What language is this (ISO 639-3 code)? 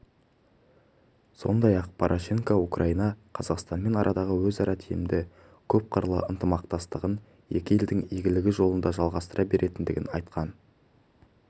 kaz